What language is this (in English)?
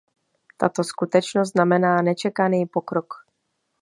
Czech